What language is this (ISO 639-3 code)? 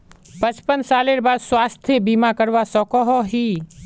mag